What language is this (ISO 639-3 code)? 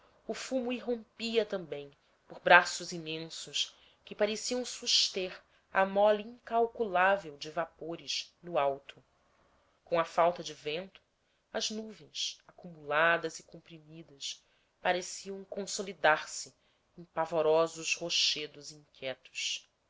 por